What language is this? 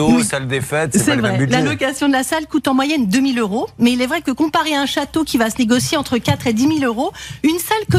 French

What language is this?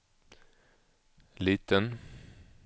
Swedish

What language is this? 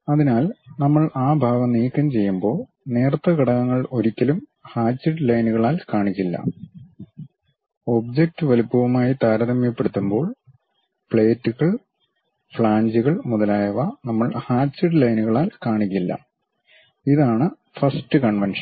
Malayalam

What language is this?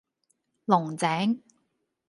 Cantonese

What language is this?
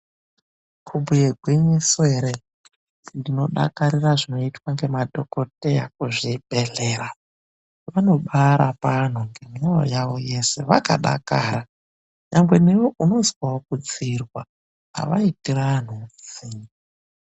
Ndau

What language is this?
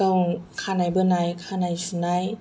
Bodo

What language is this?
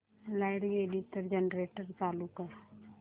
Marathi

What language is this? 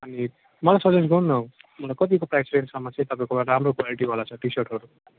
Nepali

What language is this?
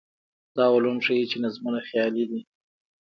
Pashto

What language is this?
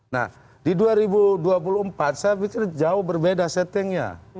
Indonesian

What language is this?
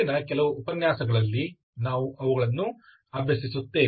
Kannada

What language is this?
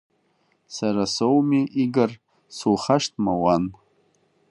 Abkhazian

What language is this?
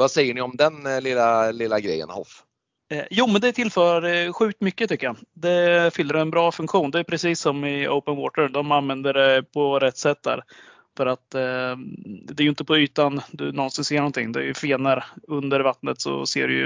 Swedish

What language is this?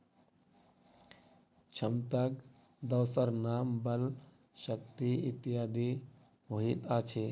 Maithili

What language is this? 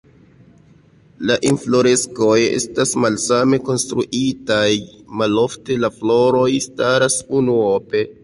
Esperanto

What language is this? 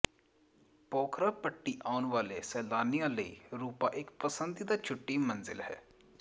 Punjabi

